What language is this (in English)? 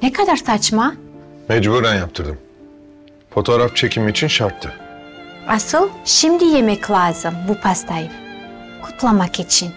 Turkish